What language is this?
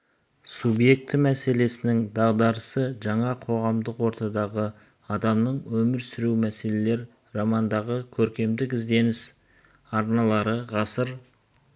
Kazakh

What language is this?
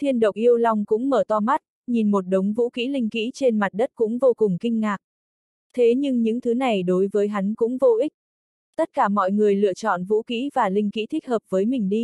Vietnamese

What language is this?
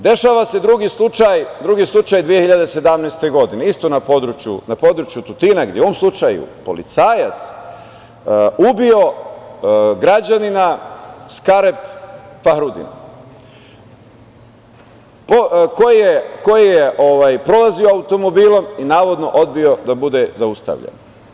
Serbian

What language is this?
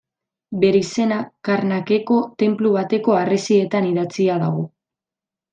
Basque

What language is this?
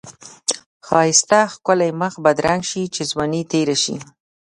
Pashto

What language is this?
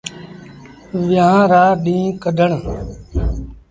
Sindhi Bhil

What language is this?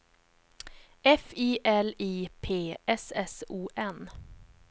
Swedish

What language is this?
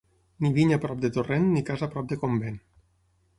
Catalan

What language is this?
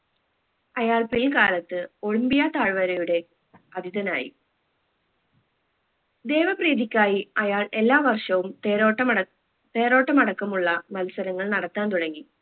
Malayalam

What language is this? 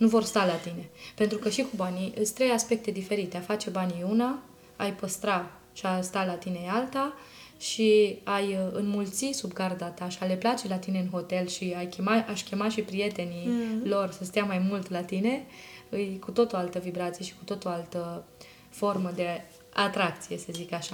Romanian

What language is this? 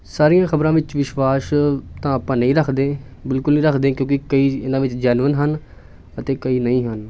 Punjabi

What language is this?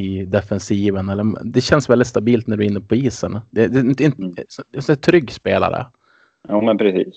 Swedish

